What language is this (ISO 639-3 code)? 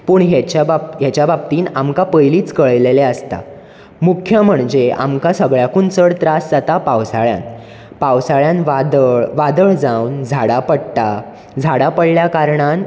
kok